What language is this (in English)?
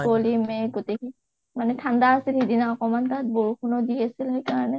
Assamese